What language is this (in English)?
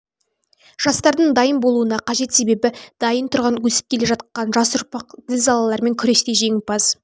Kazakh